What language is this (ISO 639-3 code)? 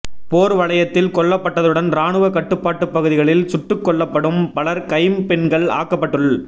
tam